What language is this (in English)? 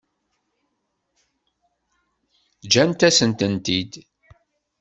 Kabyle